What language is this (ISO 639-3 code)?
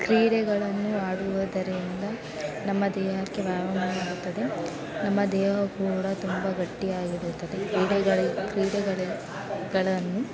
kan